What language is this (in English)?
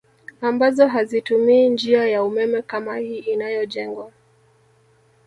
Swahili